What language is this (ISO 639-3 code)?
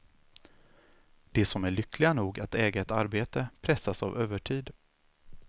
swe